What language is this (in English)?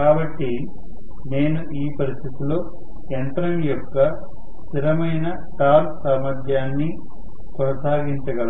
Telugu